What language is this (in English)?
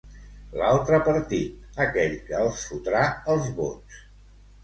Catalan